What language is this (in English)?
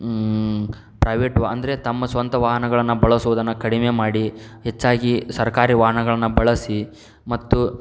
Kannada